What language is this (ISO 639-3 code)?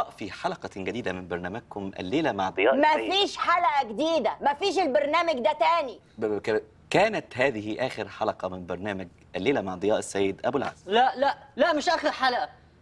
ara